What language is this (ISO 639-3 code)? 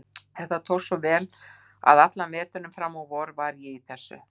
isl